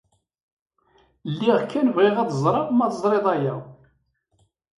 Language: Kabyle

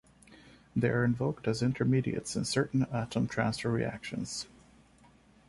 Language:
English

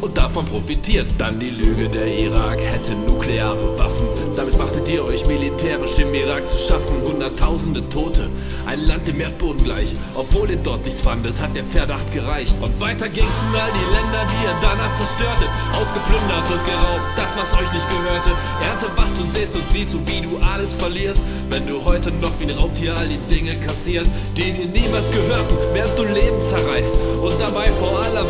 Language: German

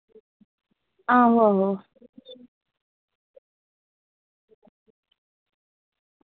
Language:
Dogri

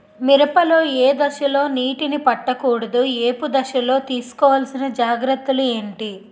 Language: Telugu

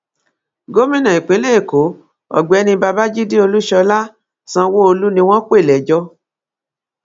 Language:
Yoruba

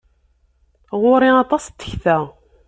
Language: Kabyle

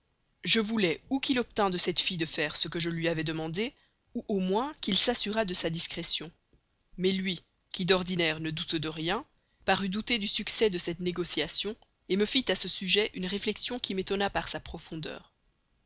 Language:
French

